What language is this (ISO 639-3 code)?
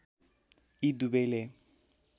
nep